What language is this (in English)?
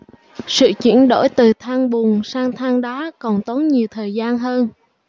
Vietnamese